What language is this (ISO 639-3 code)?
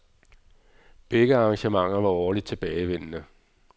dan